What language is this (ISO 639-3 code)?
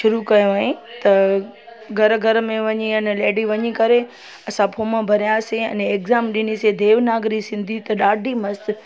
snd